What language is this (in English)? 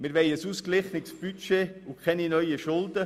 Swiss German